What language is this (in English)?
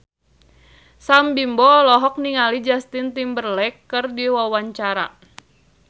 Sundanese